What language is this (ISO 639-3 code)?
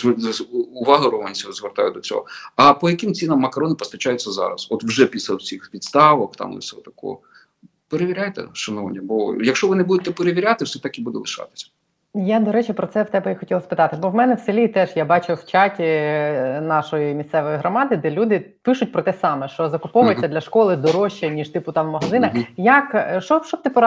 ukr